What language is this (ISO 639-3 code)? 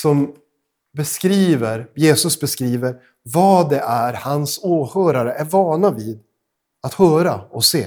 swe